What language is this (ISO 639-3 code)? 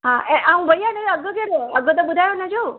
snd